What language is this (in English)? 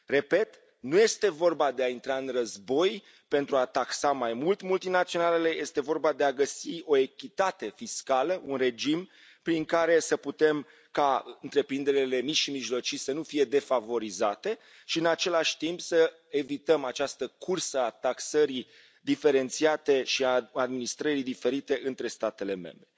Romanian